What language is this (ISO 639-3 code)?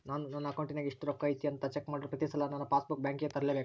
kan